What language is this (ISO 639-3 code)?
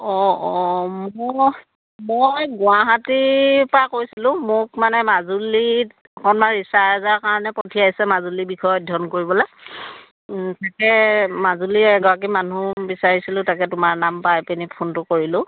asm